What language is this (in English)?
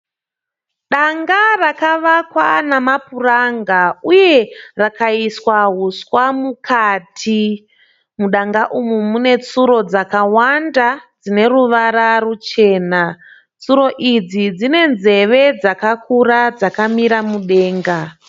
Shona